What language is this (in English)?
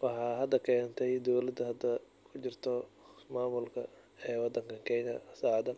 Somali